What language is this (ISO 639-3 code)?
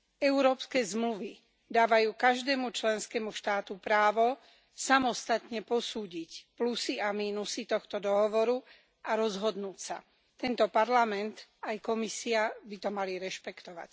slk